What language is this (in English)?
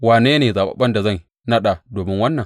Hausa